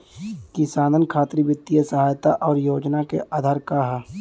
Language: Bhojpuri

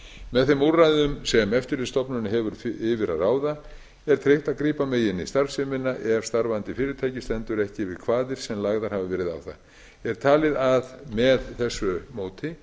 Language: Icelandic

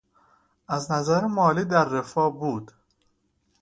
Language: Persian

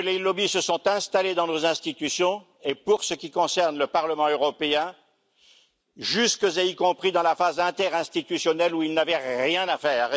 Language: French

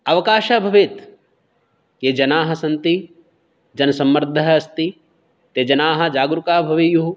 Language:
Sanskrit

